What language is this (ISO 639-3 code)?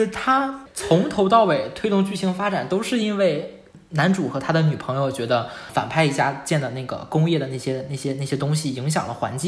zho